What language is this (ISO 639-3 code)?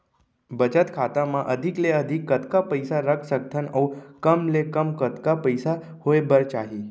hne